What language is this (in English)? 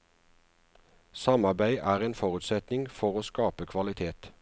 Norwegian